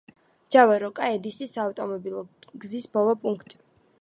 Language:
Georgian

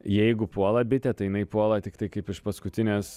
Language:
Lithuanian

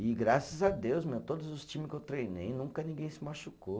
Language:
Portuguese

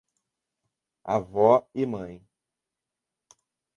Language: Portuguese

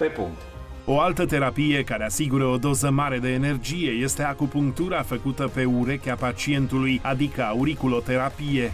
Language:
Romanian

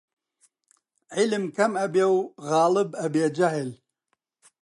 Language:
Central Kurdish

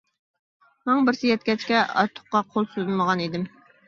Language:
Uyghur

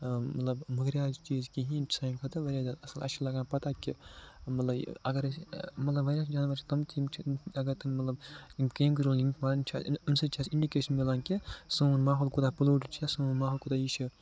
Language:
Kashmiri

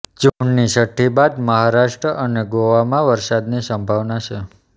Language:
Gujarati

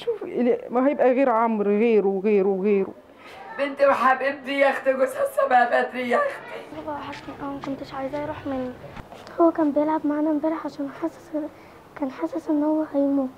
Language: Arabic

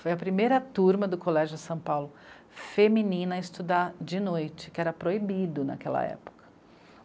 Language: Portuguese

